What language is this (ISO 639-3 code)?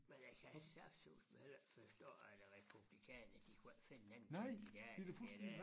dan